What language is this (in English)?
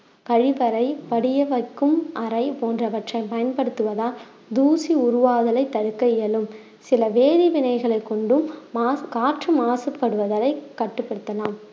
Tamil